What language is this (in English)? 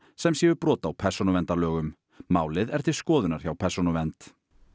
Icelandic